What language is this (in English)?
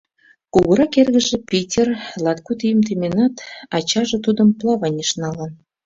Mari